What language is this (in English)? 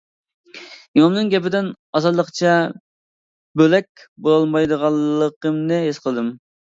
Uyghur